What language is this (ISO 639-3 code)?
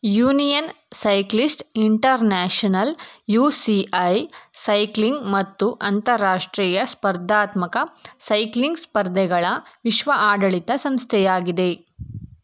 kan